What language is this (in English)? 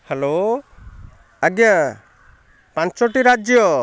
Odia